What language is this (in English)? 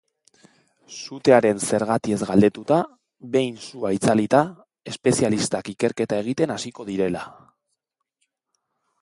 Basque